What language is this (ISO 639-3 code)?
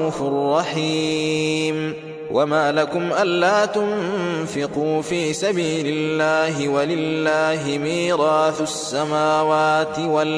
ara